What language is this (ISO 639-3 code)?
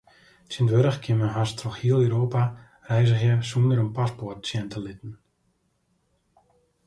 fry